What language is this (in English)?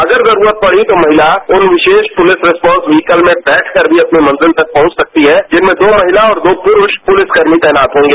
Hindi